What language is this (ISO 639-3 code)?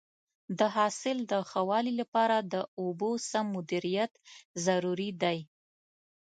pus